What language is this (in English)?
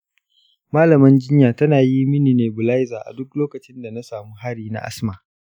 Hausa